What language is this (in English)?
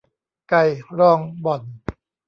Thai